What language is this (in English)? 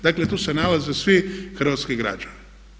Croatian